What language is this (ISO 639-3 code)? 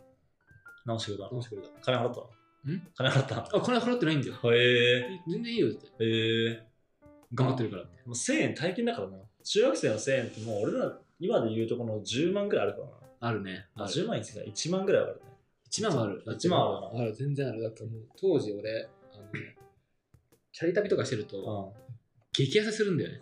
jpn